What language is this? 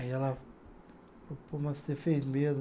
Portuguese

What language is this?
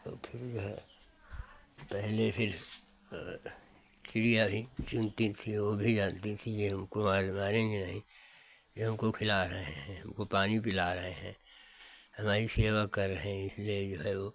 Hindi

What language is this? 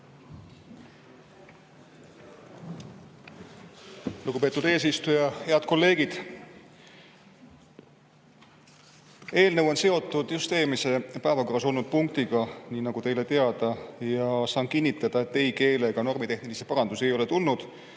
Estonian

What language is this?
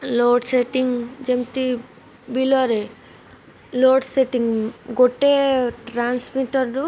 Odia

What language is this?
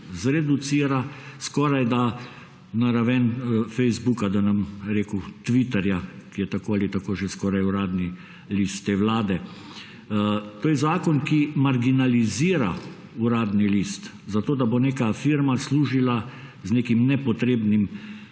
Slovenian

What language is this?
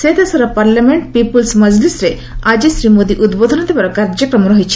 Odia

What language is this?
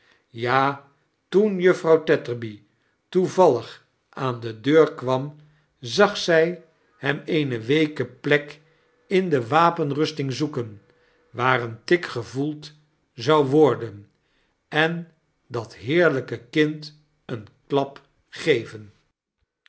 Dutch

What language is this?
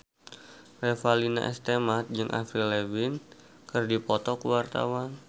Sundanese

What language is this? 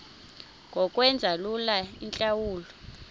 Xhosa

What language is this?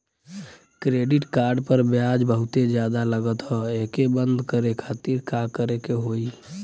Bhojpuri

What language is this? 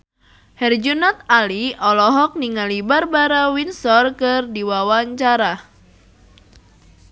Sundanese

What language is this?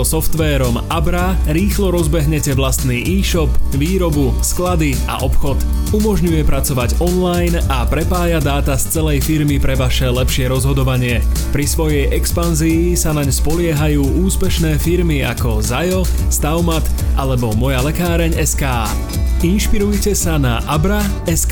Slovak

